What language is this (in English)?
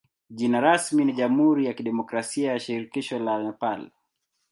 Swahili